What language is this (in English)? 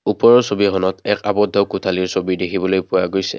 Assamese